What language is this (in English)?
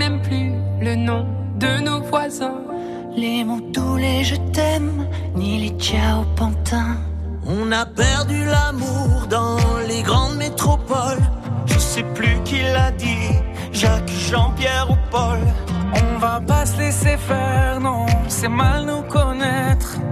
French